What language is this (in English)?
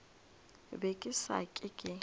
Northern Sotho